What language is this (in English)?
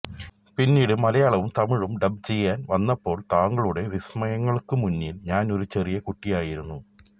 Malayalam